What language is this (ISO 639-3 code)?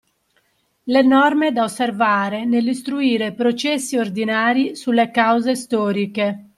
ita